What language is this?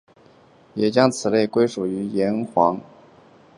Chinese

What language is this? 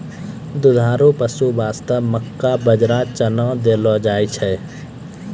Maithili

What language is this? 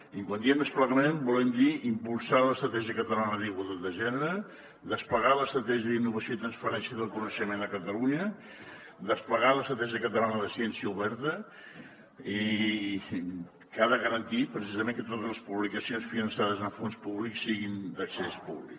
Catalan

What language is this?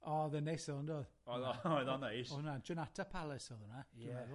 Welsh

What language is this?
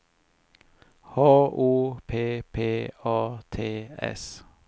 Swedish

